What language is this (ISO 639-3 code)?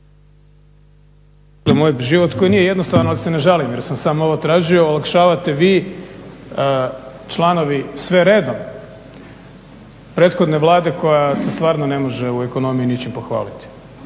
hrv